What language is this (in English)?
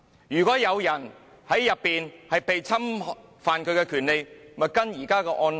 Cantonese